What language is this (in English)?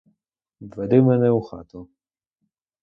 Ukrainian